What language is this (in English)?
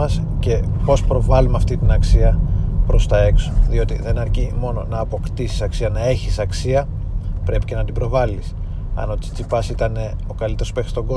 Greek